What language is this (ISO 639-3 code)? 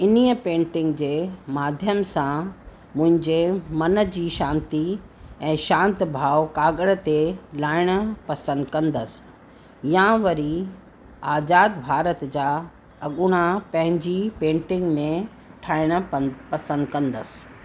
snd